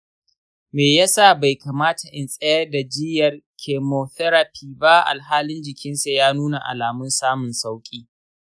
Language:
Hausa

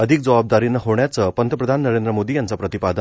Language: Marathi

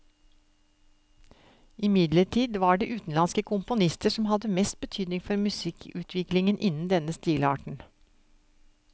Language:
Norwegian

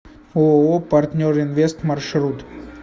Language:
Russian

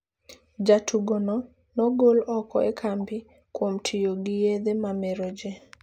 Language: Luo (Kenya and Tanzania)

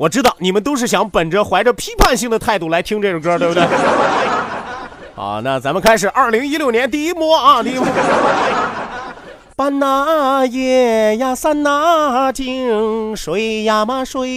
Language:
Chinese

